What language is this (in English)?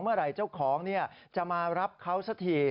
Thai